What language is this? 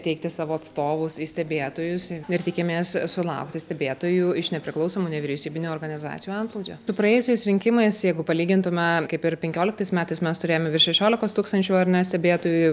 Lithuanian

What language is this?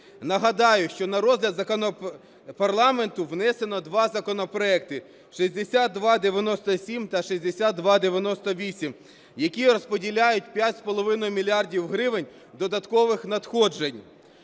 Ukrainian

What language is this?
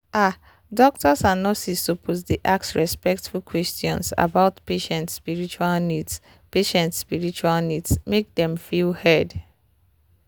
Nigerian Pidgin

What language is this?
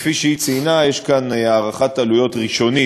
Hebrew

